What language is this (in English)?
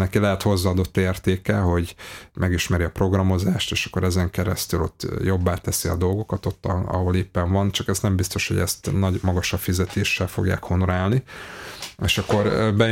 Hungarian